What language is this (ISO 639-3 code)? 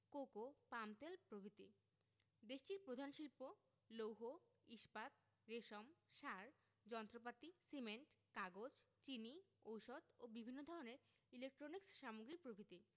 ben